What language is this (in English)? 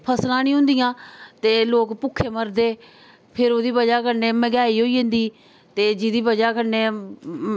Dogri